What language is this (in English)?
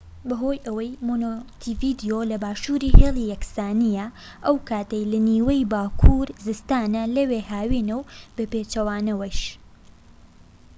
Central Kurdish